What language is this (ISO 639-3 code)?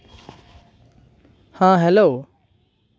sat